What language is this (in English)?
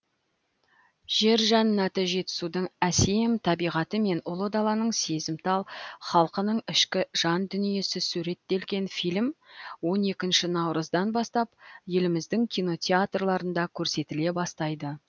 Kazakh